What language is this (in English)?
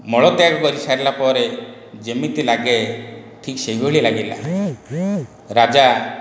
Odia